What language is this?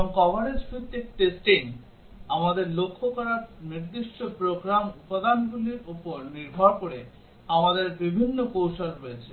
Bangla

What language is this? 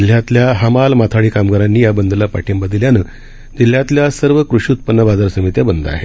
Marathi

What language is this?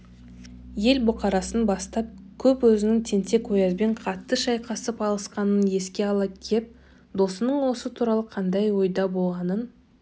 Kazakh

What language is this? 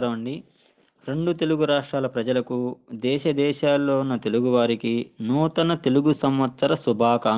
Telugu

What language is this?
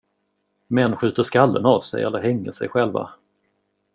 Swedish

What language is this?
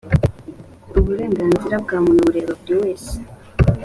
Kinyarwanda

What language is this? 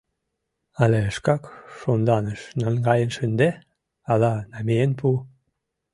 Mari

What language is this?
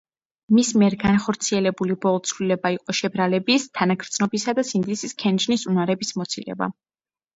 Georgian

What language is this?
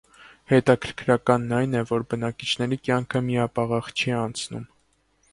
Armenian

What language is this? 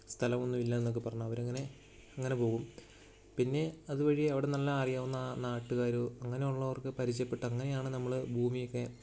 Malayalam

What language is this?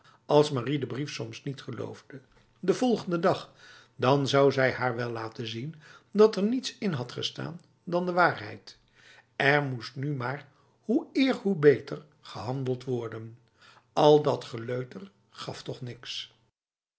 Dutch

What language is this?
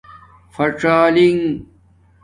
Domaaki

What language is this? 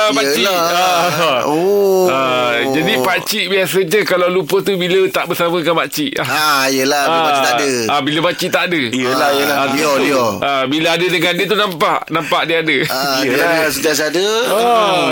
Malay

